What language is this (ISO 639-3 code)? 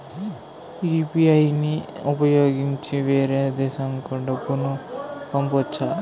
tel